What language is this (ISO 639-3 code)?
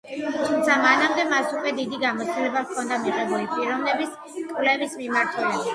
kat